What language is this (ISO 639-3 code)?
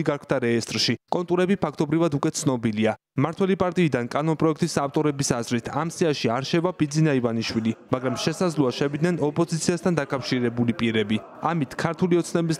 ron